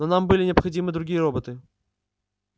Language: Russian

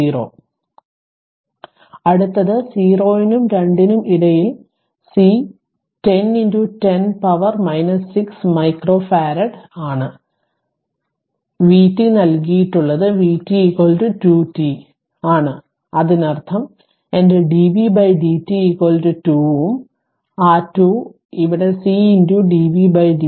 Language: Malayalam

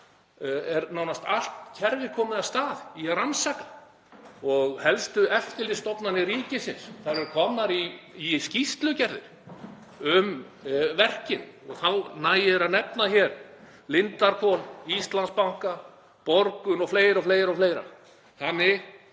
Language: Icelandic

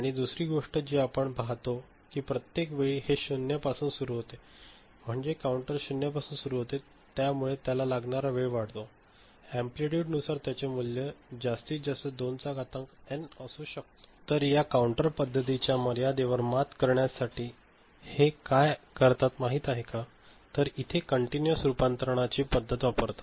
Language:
Marathi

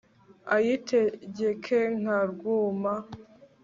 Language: Kinyarwanda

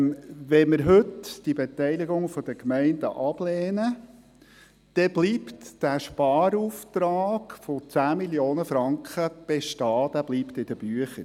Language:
Swiss German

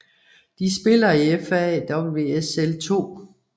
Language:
Danish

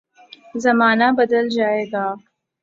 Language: Urdu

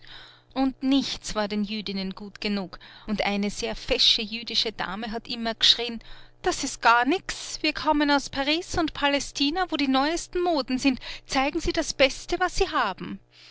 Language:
German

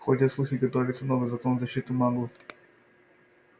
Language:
Russian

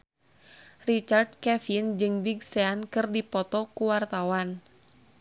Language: Sundanese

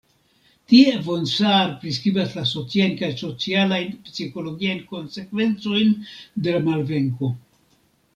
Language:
Esperanto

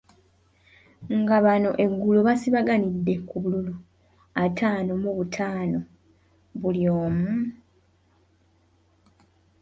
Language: Ganda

